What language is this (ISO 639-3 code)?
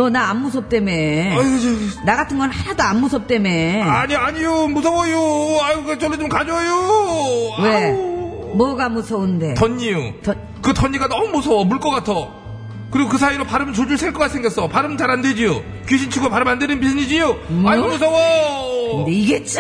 kor